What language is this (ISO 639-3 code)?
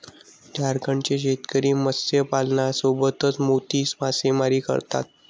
mar